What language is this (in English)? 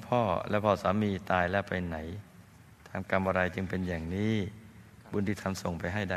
Thai